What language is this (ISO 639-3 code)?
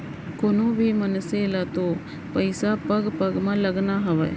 hne